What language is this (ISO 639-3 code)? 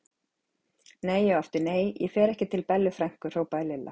isl